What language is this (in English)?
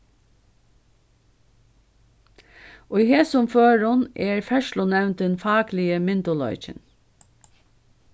Faroese